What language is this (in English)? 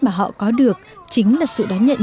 Vietnamese